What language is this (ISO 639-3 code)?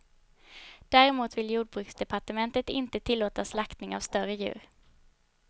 swe